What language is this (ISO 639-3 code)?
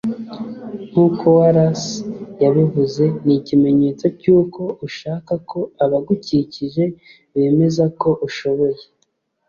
kin